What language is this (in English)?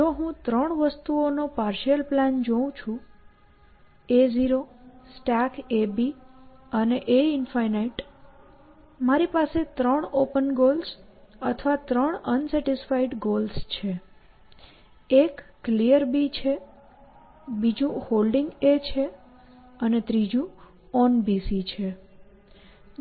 Gujarati